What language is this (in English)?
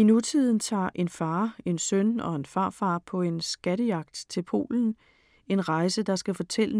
Danish